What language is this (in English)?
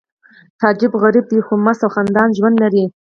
Pashto